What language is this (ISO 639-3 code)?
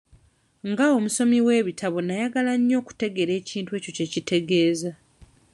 lug